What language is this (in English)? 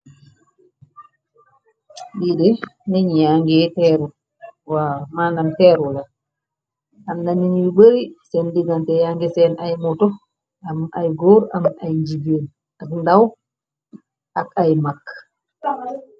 Wolof